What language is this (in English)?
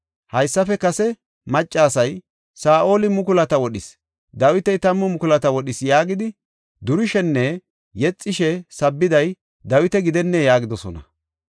Gofa